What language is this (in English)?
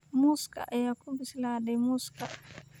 Somali